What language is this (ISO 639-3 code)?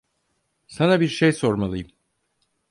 tur